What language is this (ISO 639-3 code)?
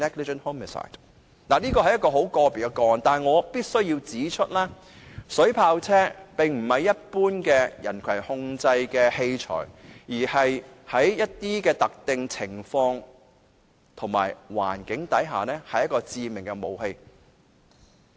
yue